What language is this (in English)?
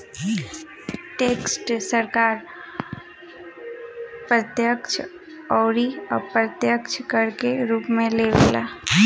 Bhojpuri